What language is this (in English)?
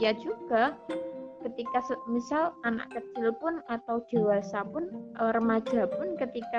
Indonesian